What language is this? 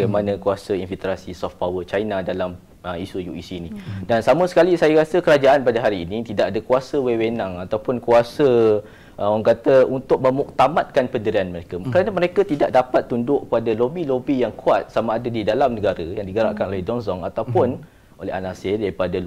Malay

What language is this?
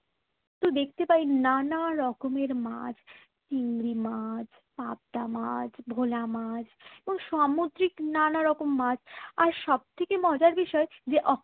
Bangla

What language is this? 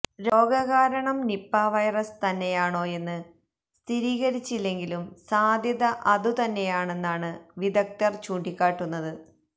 Malayalam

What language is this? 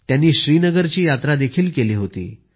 Marathi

